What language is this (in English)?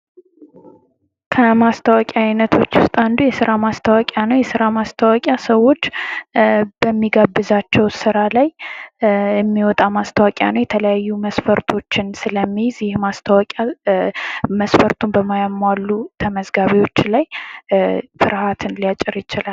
Amharic